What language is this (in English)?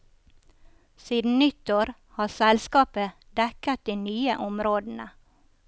Norwegian